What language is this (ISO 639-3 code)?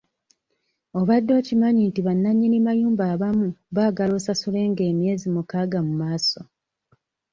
lug